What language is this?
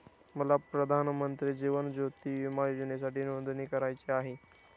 Marathi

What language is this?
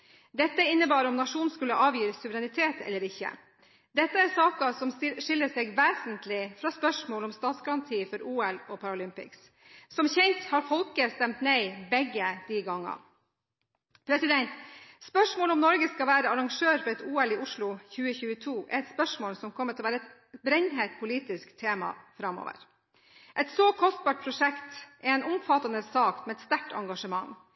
Norwegian Bokmål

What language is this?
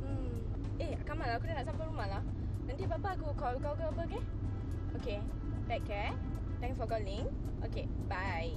Malay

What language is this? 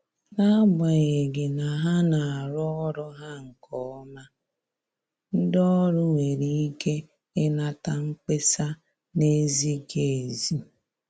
Igbo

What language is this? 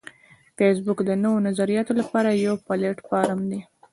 Pashto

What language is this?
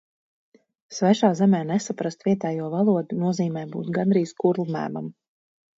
Latvian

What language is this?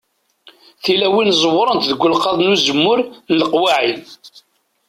Kabyle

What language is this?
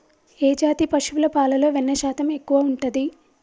Telugu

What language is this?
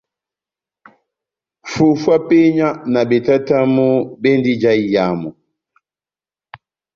Batanga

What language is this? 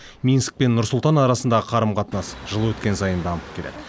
Kazakh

